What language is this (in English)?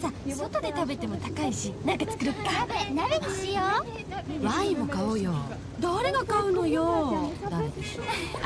Japanese